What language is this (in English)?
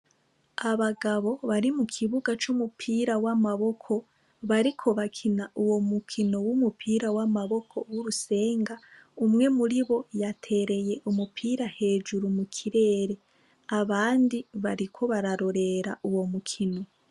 Rundi